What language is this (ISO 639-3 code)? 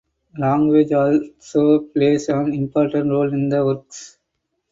eng